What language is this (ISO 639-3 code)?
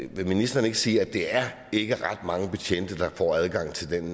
dan